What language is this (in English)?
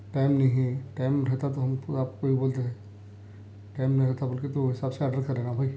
Urdu